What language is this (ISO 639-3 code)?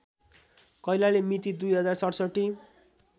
nep